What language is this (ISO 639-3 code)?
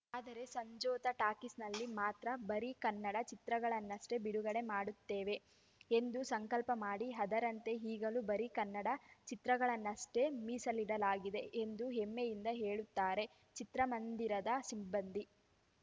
kan